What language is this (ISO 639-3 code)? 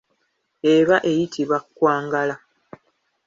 lug